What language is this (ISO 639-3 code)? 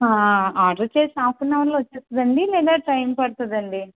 tel